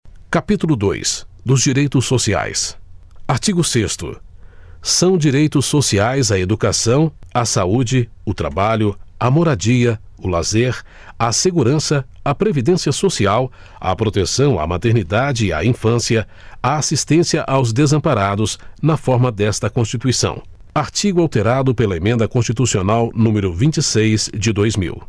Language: Portuguese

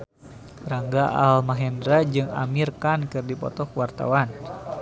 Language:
Sundanese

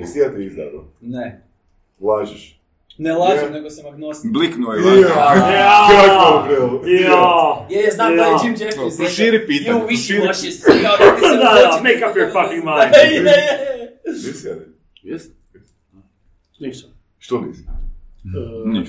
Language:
Croatian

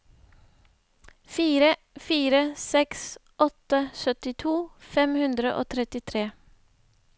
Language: Norwegian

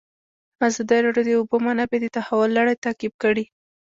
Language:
Pashto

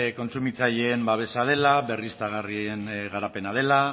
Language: Basque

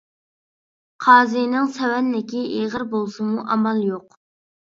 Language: Uyghur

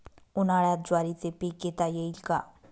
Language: Marathi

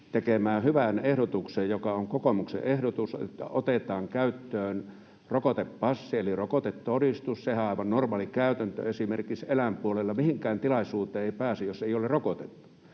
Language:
Finnish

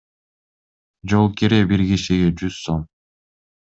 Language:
Kyrgyz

